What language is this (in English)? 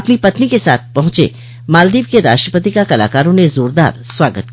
Hindi